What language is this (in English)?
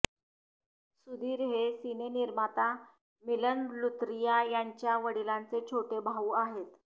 Marathi